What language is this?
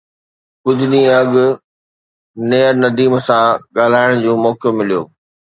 Sindhi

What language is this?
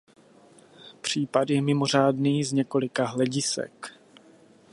Czech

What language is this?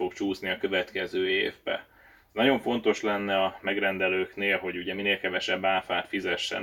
Hungarian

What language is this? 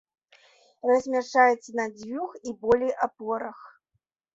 Belarusian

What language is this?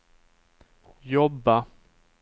Swedish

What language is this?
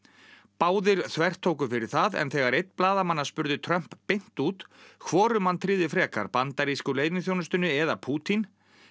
Icelandic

